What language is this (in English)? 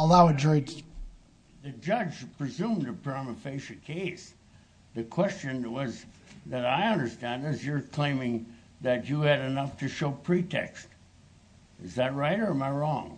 English